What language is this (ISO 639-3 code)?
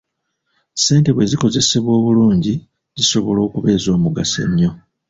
lug